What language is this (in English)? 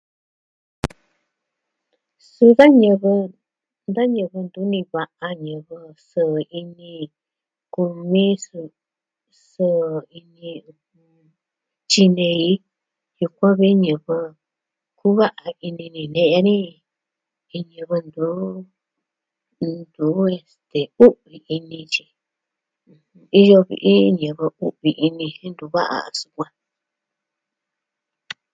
Southwestern Tlaxiaco Mixtec